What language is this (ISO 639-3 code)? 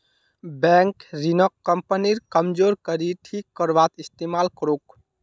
mag